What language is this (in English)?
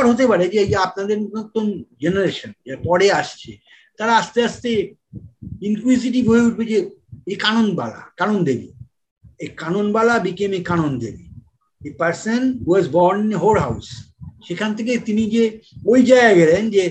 Bangla